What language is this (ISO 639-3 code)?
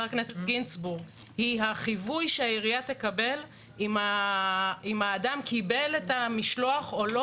heb